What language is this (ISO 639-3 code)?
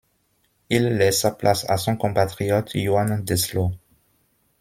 fra